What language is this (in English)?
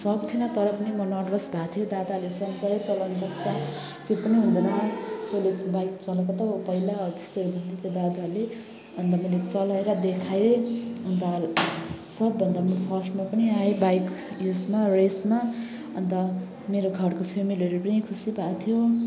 Nepali